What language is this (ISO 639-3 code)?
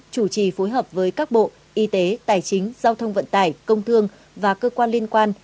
vie